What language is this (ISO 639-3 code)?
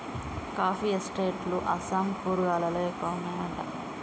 tel